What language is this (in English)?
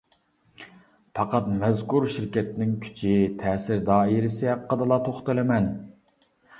Uyghur